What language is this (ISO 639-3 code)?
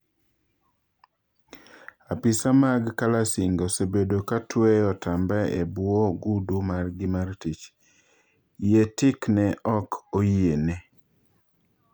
luo